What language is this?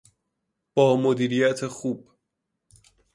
Persian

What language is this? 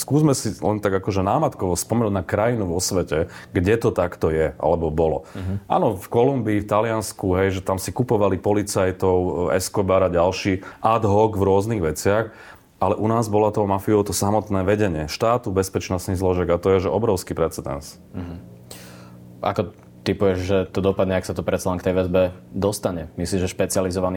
Slovak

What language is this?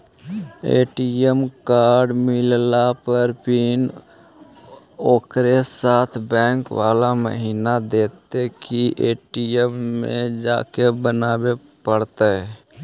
Magahi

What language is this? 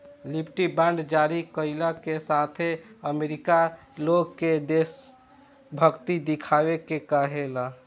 Bhojpuri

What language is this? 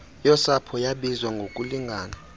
Xhosa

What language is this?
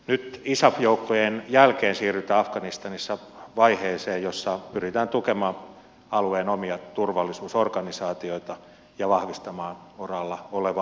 Finnish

